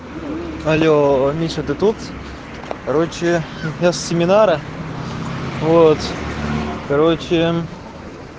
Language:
Russian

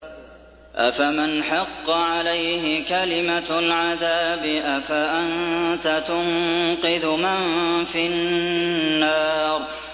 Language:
Arabic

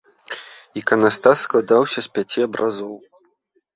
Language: Belarusian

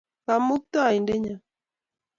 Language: Kalenjin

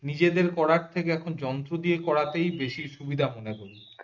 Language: Bangla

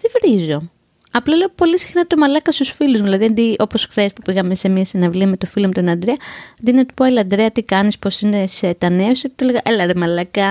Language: Greek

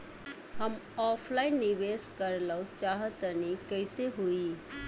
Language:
Bhojpuri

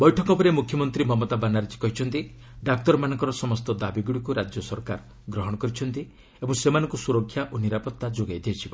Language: Odia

